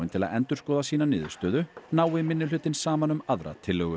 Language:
Icelandic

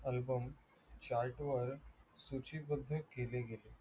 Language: Marathi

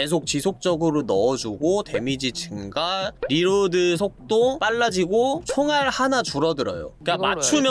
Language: Korean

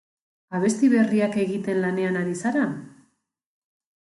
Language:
Basque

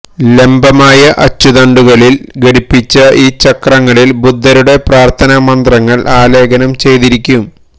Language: Malayalam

